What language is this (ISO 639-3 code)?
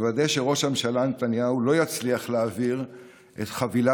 heb